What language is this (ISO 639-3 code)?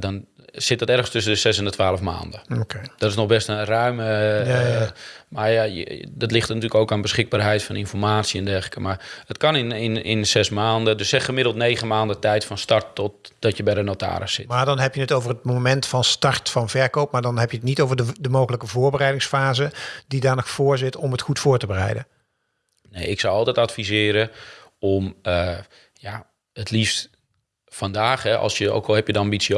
nld